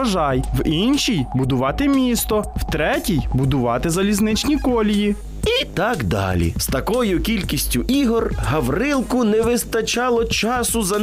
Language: Ukrainian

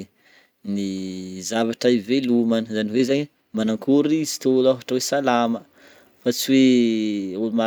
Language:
Northern Betsimisaraka Malagasy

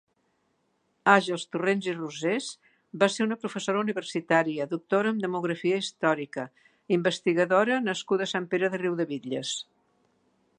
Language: Catalan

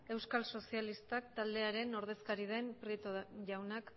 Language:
Basque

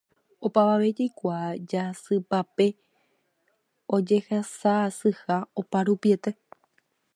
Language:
Guarani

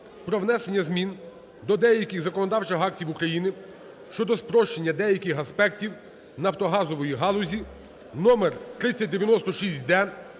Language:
Ukrainian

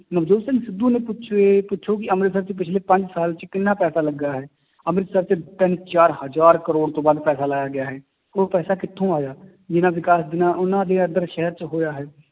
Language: Punjabi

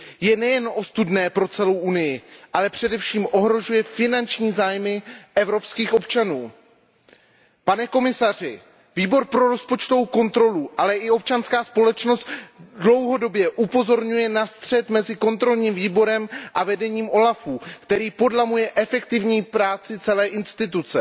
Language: Czech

